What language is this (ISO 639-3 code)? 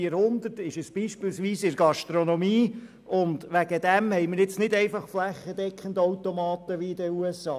gsw